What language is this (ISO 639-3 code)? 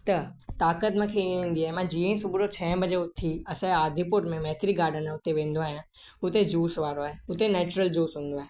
snd